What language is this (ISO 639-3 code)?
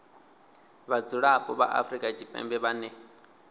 ven